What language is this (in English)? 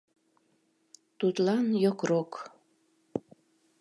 Mari